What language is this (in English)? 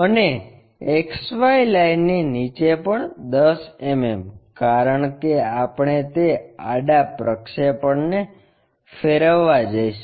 Gujarati